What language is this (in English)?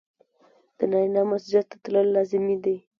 Pashto